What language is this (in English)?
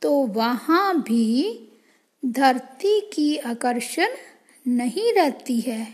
Hindi